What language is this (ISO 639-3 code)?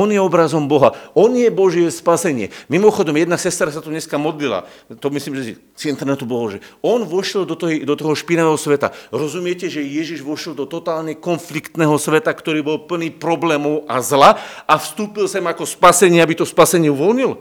slk